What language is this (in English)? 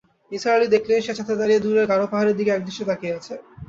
Bangla